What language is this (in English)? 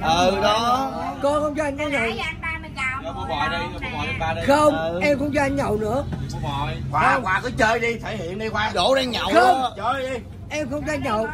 Vietnamese